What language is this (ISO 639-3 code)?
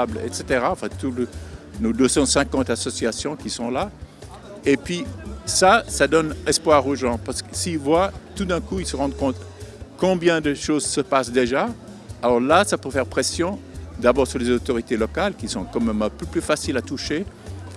fra